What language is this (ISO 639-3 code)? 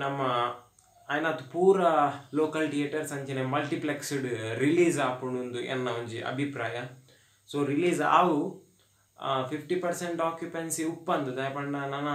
ron